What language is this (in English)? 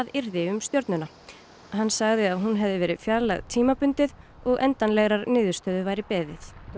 Icelandic